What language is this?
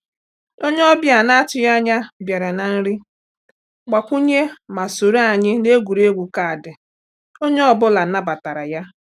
Igbo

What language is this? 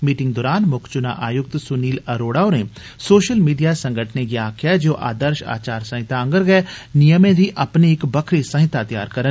Dogri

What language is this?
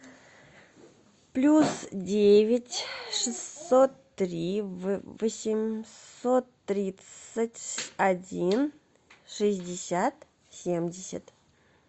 Russian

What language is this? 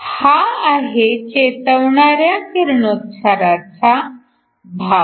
Marathi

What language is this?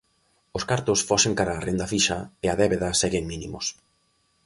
Galician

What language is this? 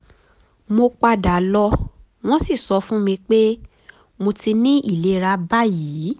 Yoruba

